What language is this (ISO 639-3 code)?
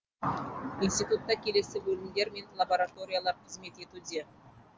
kaz